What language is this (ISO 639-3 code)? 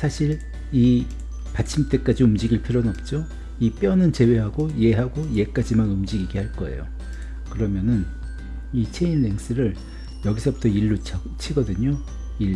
kor